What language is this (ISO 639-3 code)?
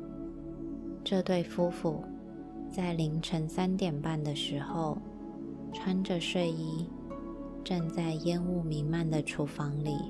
zho